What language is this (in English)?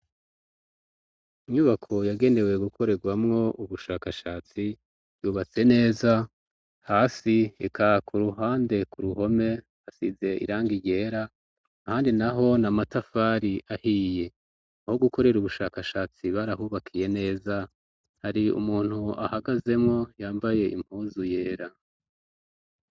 Rundi